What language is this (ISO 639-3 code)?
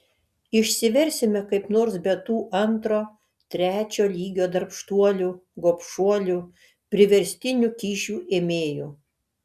lit